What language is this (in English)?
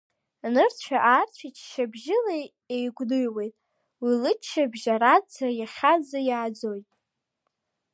Abkhazian